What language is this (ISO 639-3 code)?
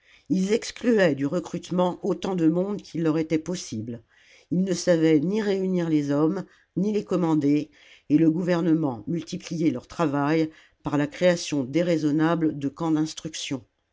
fra